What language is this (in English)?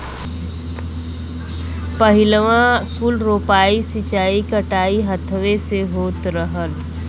Bhojpuri